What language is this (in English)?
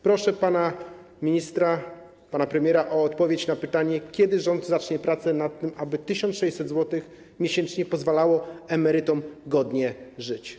Polish